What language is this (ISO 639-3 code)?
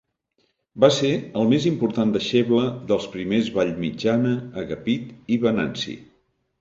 cat